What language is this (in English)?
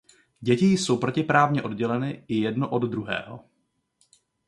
Czech